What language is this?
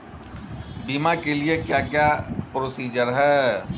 Hindi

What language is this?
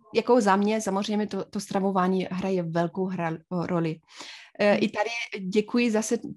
Czech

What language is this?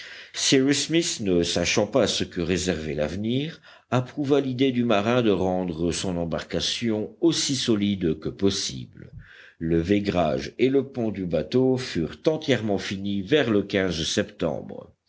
French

